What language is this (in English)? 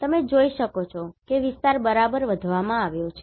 Gujarati